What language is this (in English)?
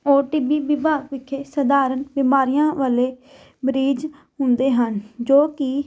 Punjabi